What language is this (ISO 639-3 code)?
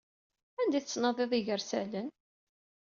kab